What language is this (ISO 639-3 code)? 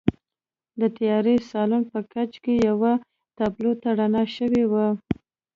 pus